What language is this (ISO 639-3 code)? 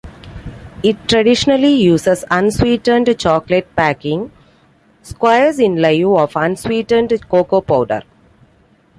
eng